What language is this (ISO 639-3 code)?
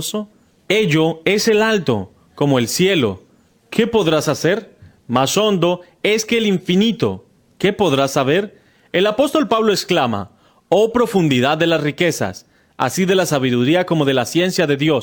spa